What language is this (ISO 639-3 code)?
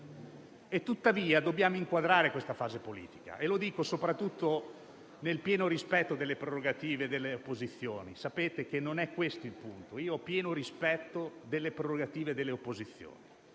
ita